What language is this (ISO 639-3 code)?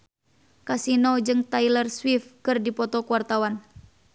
sun